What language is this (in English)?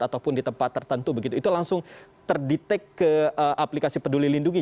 Indonesian